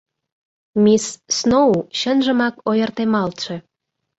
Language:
Mari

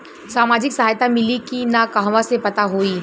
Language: Bhojpuri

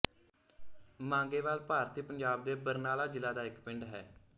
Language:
Punjabi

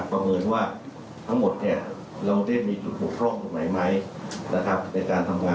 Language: Thai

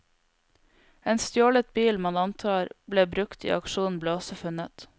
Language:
Norwegian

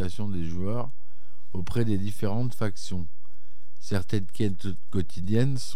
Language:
French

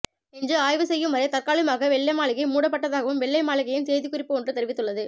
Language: Tamil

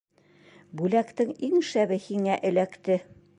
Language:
Bashkir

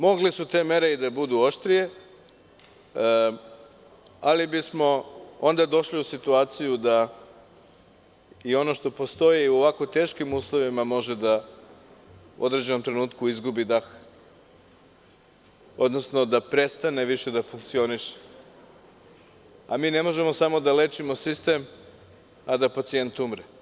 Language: Serbian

